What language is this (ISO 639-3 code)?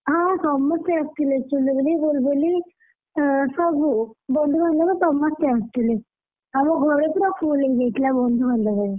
ori